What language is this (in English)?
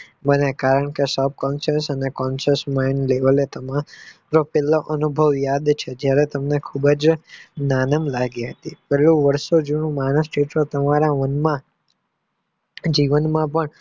Gujarati